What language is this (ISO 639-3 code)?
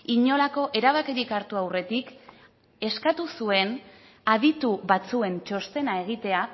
eus